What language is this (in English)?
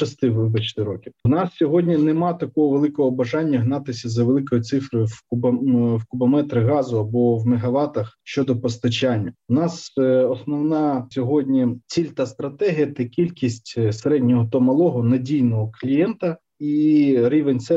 Ukrainian